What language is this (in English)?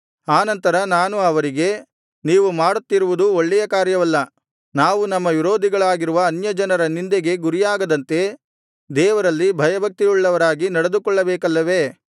Kannada